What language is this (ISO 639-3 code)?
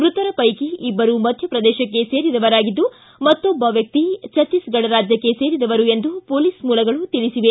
kan